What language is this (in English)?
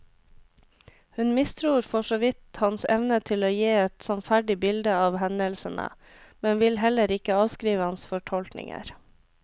Norwegian